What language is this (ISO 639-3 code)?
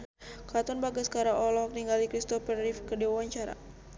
sun